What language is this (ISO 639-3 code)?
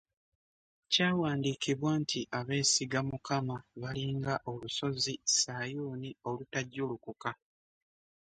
lug